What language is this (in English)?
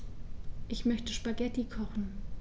German